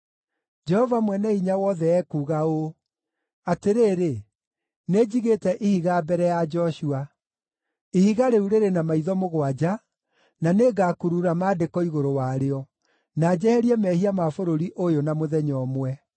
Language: Kikuyu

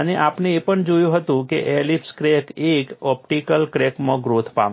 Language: Gujarati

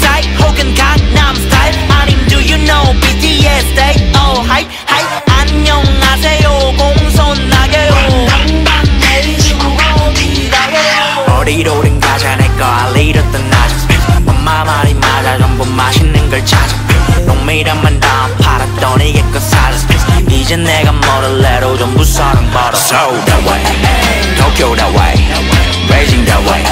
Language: Polish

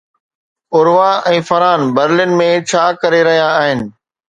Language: Sindhi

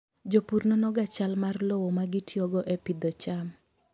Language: Luo (Kenya and Tanzania)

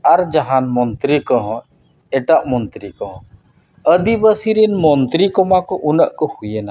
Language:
Santali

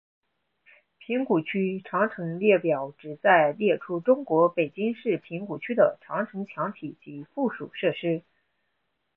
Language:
Chinese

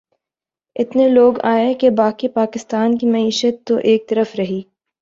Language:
Urdu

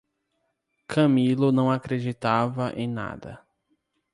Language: Portuguese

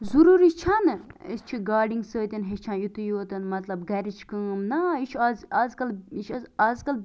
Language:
Kashmiri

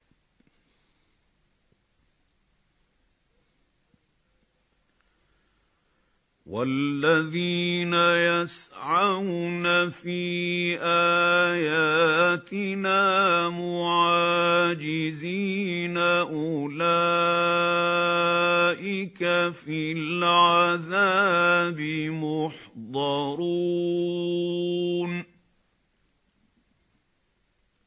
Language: Arabic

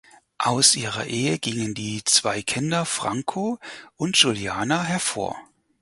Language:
German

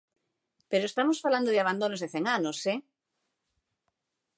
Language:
Galician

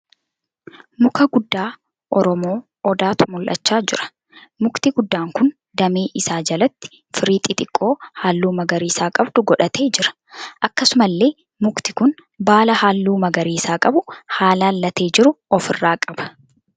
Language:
Oromo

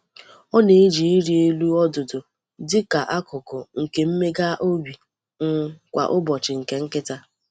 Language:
Igbo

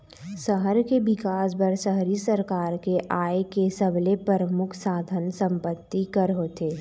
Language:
Chhattisgarhi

